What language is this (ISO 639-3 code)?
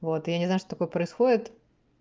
rus